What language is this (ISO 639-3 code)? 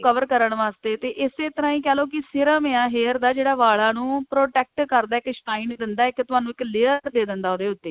pan